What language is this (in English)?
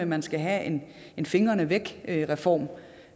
Danish